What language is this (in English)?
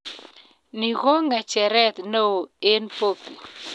Kalenjin